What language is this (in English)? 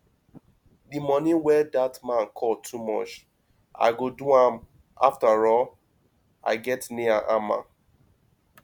Nigerian Pidgin